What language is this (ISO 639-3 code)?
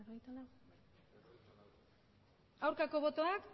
eus